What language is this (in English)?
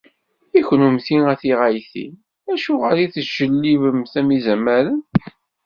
Kabyle